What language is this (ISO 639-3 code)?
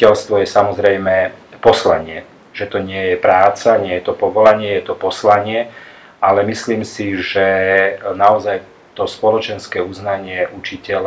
slk